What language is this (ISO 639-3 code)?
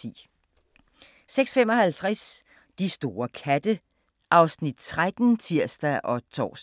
dan